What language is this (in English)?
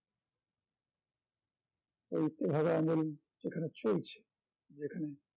Bangla